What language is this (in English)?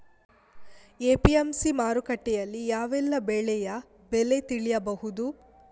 Kannada